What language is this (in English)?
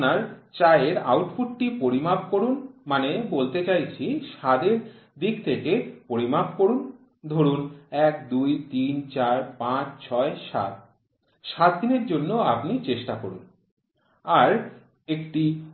Bangla